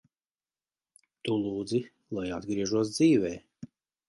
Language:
Latvian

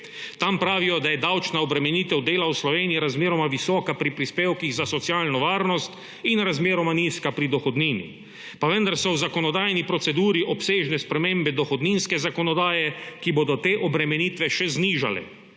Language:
Slovenian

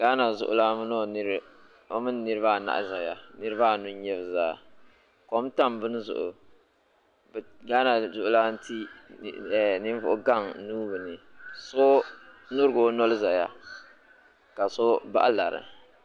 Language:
Dagbani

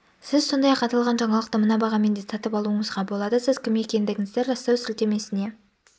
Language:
Kazakh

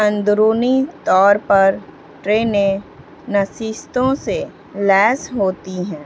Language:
Urdu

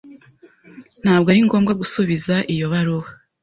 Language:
Kinyarwanda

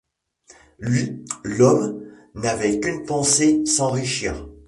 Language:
French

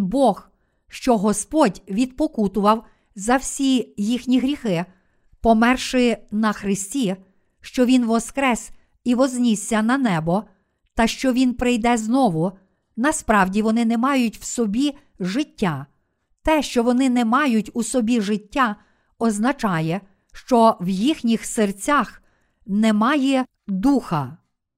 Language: Ukrainian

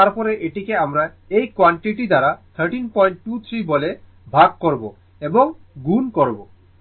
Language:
Bangla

